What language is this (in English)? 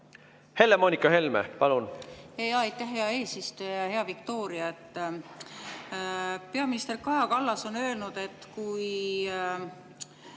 Estonian